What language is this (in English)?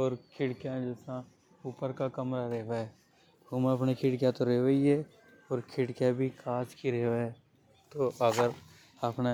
Hadothi